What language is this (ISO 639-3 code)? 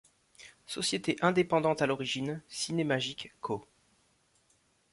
fra